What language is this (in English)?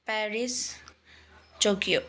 Nepali